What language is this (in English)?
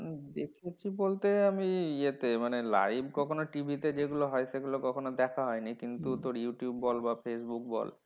Bangla